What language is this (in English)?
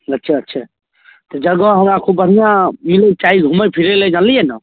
Maithili